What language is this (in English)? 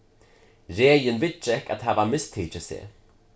Faroese